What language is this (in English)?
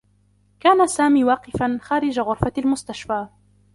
Arabic